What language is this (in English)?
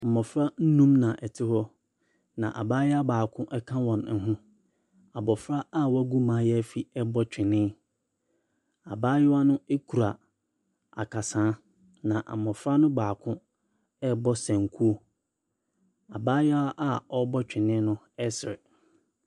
Akan